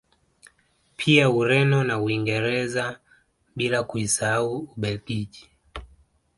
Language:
Swahili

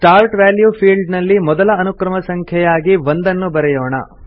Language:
Kannada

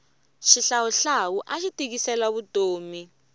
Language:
Tsonga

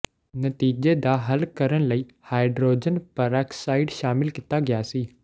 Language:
Punjabi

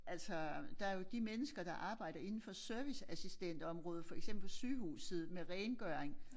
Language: Danish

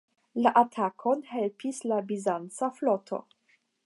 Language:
Esperanto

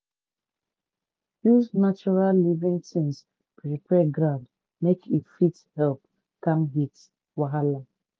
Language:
Nigerian Pidgin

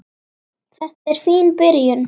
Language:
Icelandic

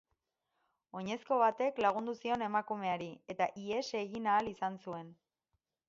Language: Basque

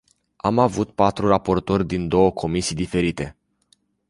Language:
Romanian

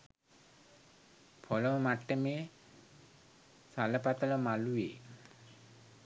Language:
Sinhala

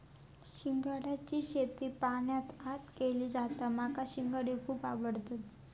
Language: Marathi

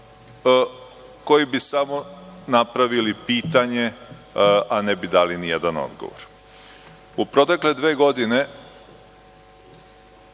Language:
Serbian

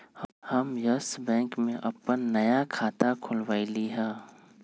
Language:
Magahi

